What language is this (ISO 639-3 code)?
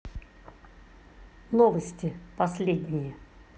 rus